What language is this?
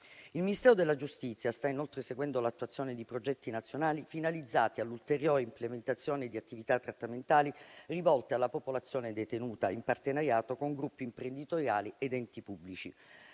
Italian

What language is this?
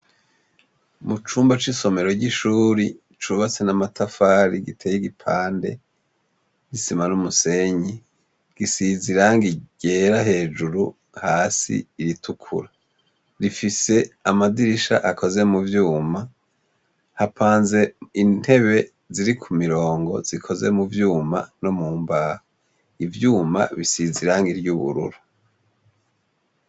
Rundi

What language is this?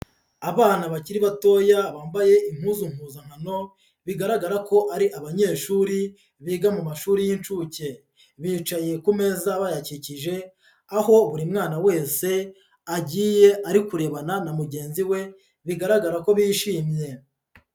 Kinyarwanda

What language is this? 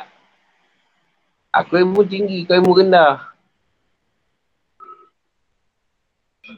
Malay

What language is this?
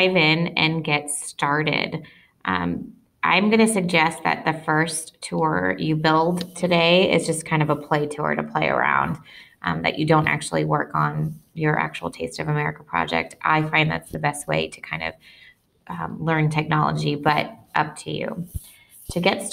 English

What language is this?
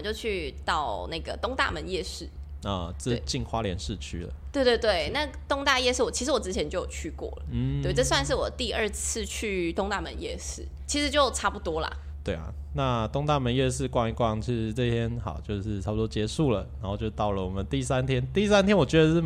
Chinese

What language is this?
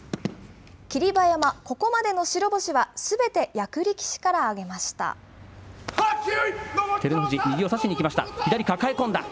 Japanese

